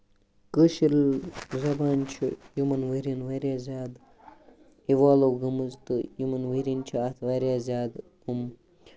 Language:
Kashmiri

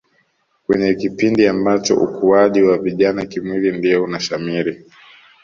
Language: Swahili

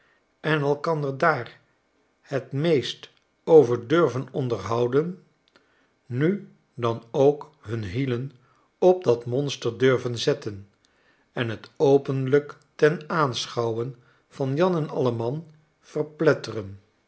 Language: Dutch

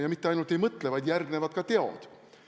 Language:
Estonian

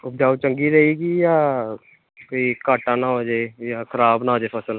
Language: Punjabi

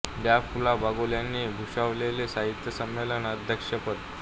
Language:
Marathi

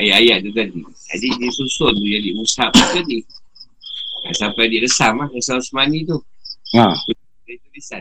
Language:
Malay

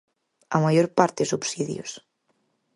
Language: Galician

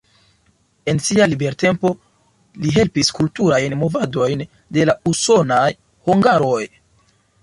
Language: Esperanto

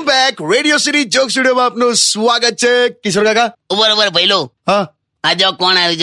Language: Hindi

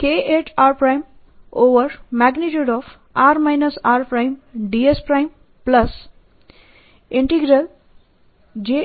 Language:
Gujarati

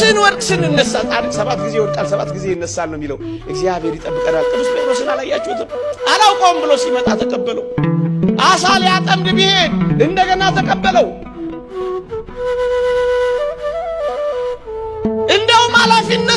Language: Amharic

